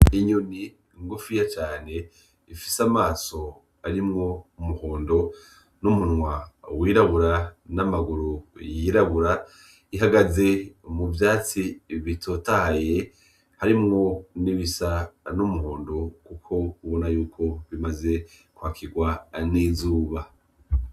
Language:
Rundi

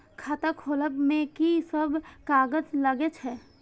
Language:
Maithili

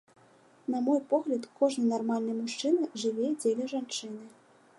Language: Belarusian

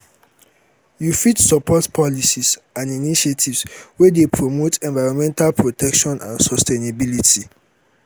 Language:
Nigerian Pidgin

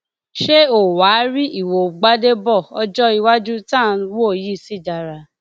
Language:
Yoruba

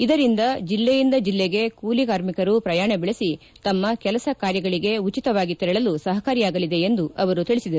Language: Kannada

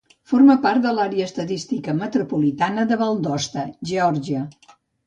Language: Catalan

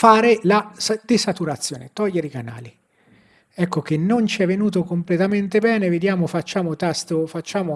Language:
Italian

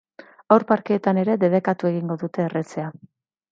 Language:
Basque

